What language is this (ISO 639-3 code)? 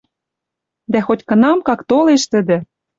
mrj